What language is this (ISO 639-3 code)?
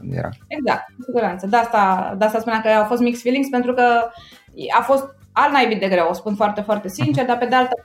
ron